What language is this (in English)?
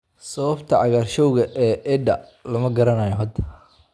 Somali